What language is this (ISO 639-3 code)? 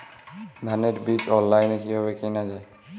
ben